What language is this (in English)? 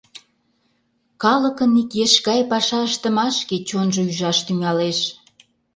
Mari